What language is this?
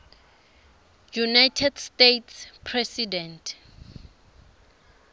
Swati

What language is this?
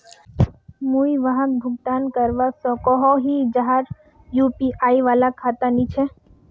Magahi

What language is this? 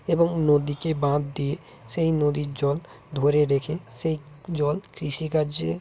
Bangla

